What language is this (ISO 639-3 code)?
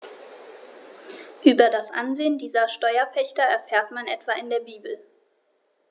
deu